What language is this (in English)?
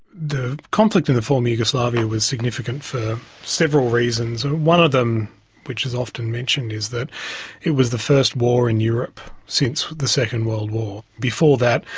English